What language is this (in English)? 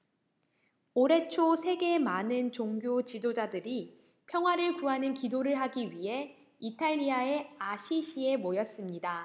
Korean